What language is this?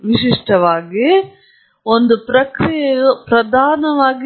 Kannada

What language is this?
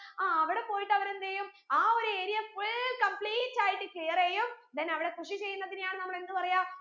Malayalam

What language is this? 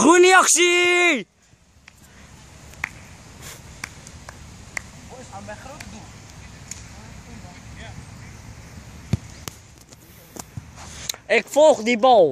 Dutch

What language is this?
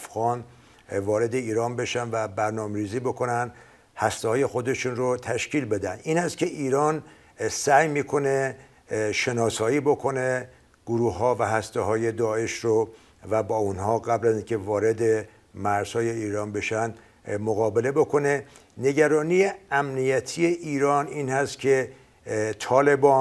Persian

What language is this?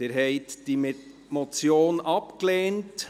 Swiss German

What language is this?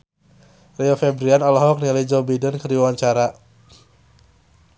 Sundanese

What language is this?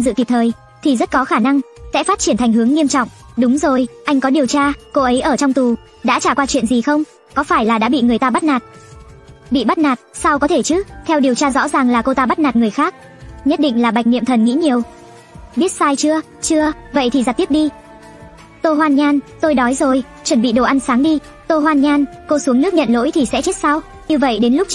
Vietnamese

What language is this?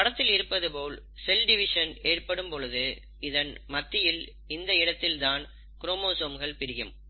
Tamil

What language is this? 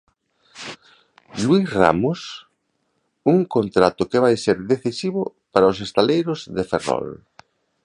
Galician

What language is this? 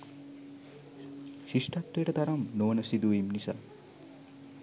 Sinhala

